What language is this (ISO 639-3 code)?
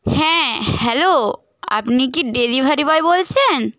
ben